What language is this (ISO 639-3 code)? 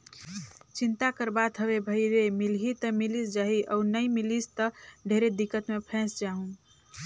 hne